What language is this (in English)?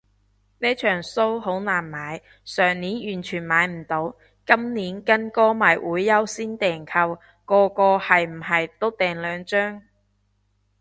Cantonese